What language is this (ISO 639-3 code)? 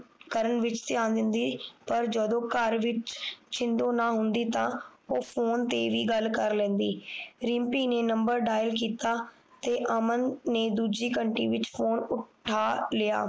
pan